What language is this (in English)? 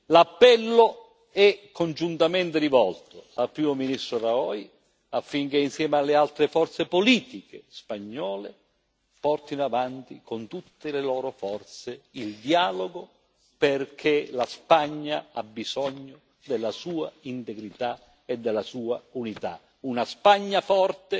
Italian